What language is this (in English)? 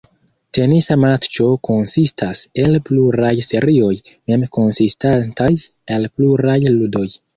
Esperanto